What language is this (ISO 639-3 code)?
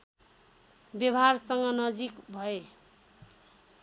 nep